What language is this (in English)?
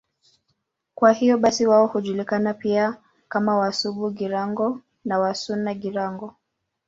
Swahili